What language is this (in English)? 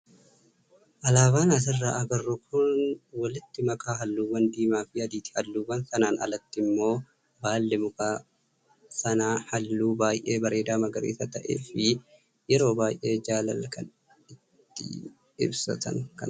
Oromo